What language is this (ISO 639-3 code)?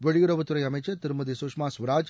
tam